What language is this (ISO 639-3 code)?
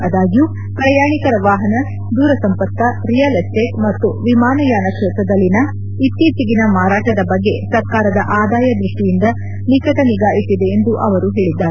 kan